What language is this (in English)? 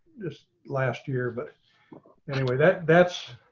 English